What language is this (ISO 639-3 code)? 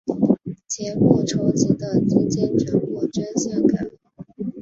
zho